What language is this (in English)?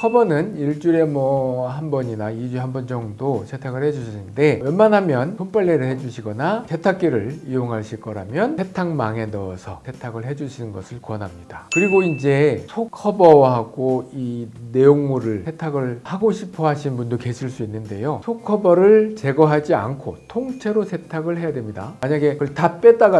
Korean